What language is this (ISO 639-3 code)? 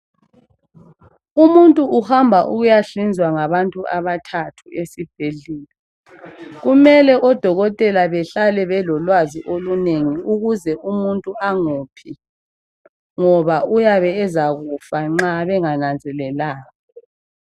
nde